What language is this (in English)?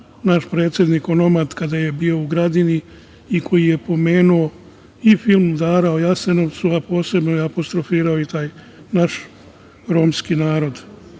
Serbian